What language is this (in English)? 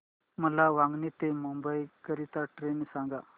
Marathi